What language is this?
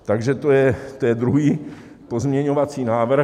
Czech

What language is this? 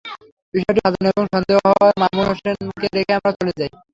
Bangla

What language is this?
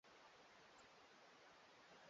Swahili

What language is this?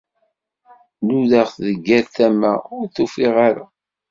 Kabyle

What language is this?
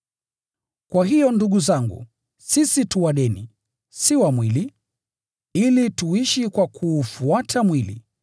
Swahili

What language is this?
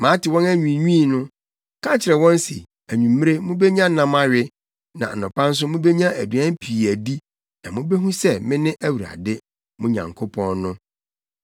Akan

